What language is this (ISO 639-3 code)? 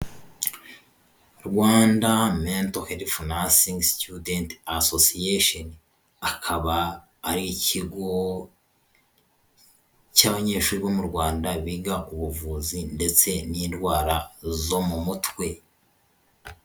kin